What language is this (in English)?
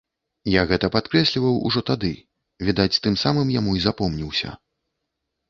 Belarusian